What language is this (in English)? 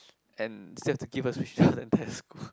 English